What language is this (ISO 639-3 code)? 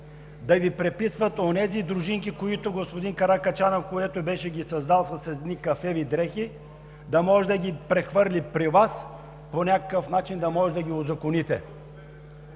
bul